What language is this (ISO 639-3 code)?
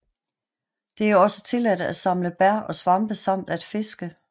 dan